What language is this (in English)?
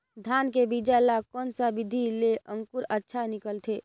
Chhattisgarhi